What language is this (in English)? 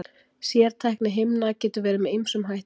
Icelandic